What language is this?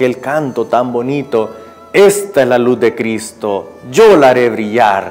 Spanish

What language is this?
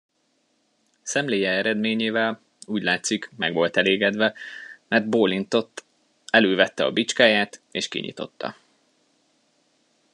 Hungarian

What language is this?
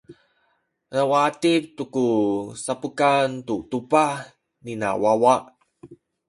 Sakizaya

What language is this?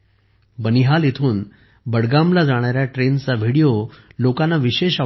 Marathi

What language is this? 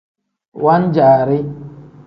Tem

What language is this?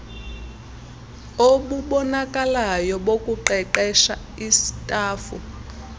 Xhosa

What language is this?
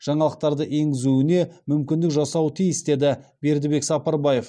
Kazakh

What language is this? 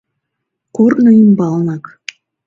Mari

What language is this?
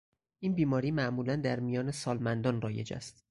Persian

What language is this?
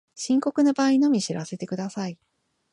Japanese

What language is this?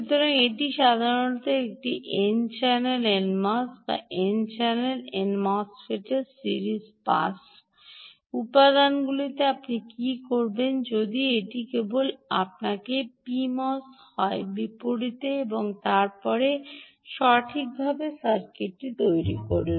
Bangla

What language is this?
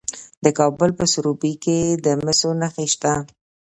Pashto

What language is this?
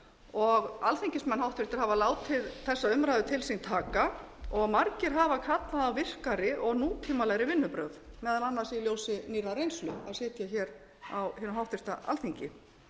Icelandic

